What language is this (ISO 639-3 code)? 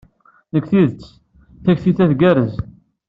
kab